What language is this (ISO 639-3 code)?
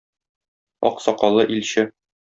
tat